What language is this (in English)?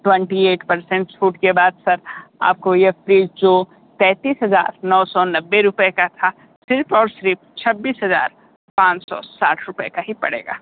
Hindi